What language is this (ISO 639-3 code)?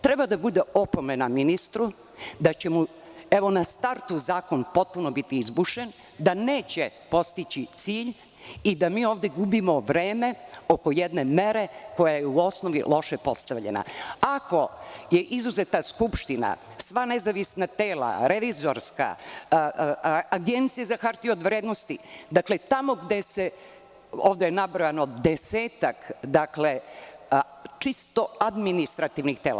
srp